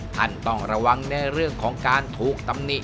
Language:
Thai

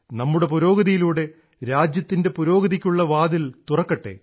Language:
Malayalam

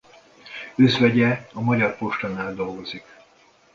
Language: Hungarian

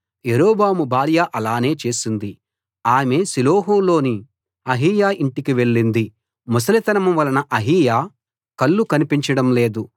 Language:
Telugu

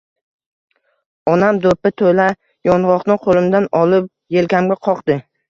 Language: Uzbek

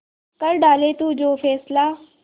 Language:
Hindi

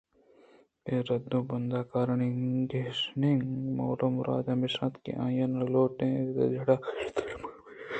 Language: Eastern Balochi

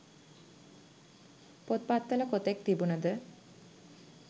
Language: Sinhala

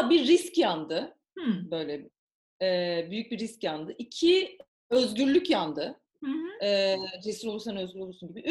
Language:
Turkish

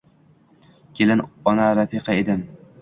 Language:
Uzbek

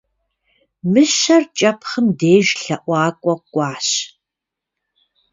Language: Kabardian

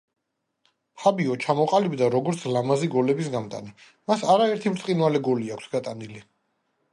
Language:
Georgian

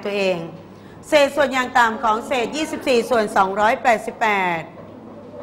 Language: Thai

